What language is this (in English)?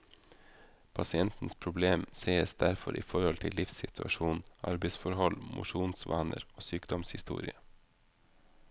Norwegian